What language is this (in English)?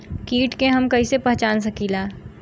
Bhojpuri